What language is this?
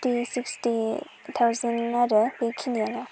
Bodo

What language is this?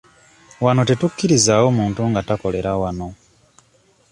Ganda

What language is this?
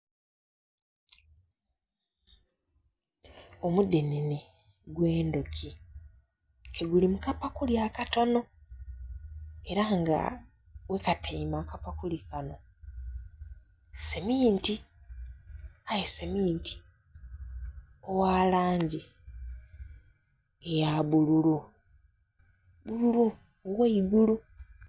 Soga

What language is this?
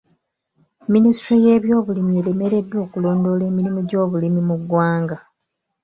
Ganda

